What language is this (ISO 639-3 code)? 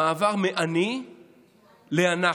heb